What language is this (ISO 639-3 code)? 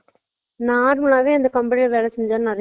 tam